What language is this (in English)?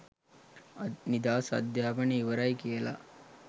Sinhala